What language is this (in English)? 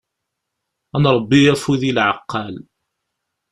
Kabyle